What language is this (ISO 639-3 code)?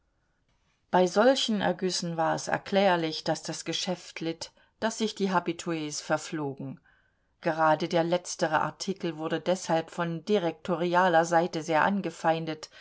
deu